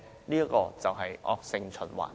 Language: Cantonese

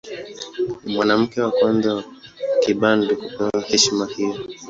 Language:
Swahili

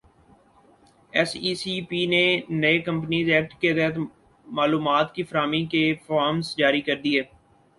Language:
Urdu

